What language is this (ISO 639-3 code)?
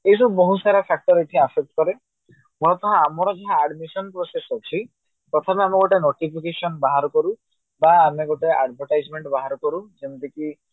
ori